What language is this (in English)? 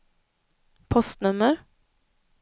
Swedish